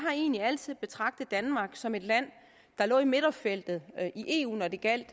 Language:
Danish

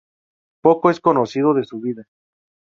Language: Spanish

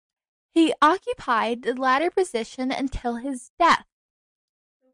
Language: English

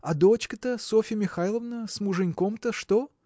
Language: Russian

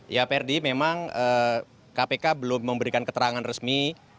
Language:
Indonesian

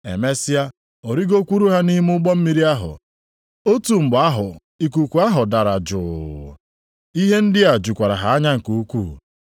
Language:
Igbo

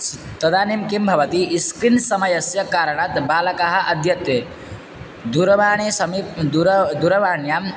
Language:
Sanskrit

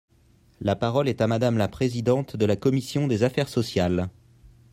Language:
French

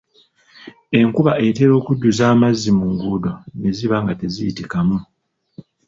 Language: Ganda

